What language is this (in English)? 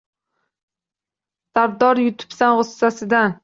Uzbek